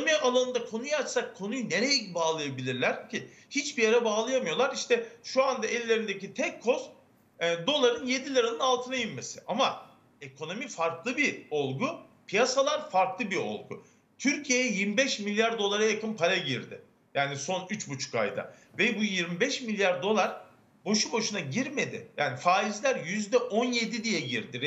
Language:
Turkish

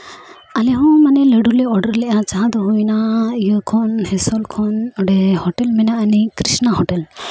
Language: Santali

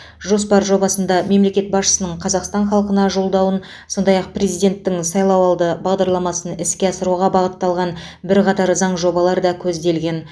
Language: Kazakh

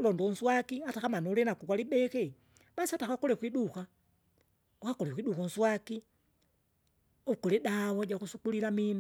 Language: Kinga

